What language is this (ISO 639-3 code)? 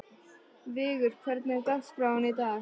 isl